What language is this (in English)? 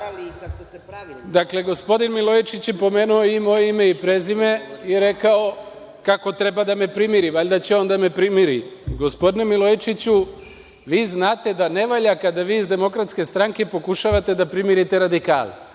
Serbian